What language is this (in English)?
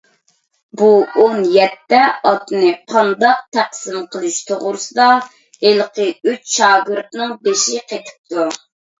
Uyghur